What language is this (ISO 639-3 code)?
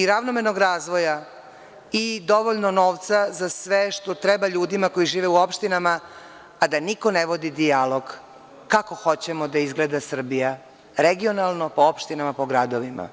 srp